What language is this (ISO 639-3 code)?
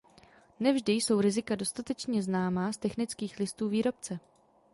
ces